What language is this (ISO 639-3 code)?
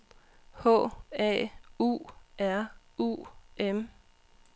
dan